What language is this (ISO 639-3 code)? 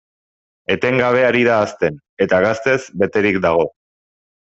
eus